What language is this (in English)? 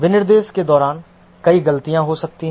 Hindi